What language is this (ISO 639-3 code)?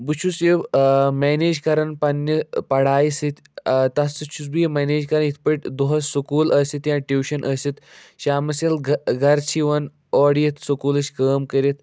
kas